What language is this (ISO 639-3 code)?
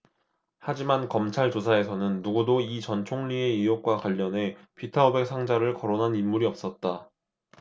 kor